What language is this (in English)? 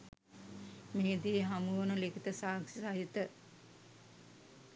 Sinhala